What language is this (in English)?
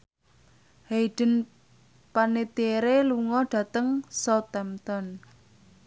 Javanese